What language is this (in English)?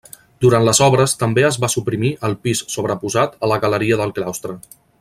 Catalan